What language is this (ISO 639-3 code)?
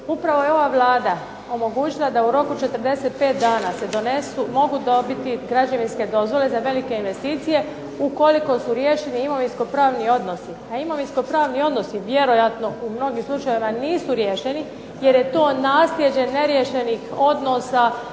hrv